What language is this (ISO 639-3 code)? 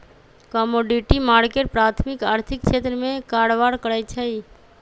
mag